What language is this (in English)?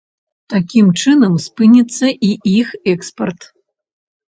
Belarusian